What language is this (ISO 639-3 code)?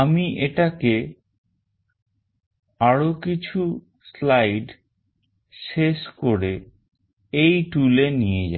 ben